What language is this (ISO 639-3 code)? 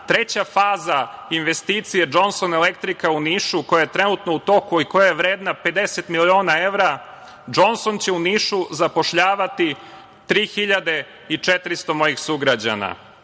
srp